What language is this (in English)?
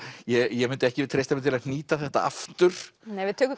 Icelandic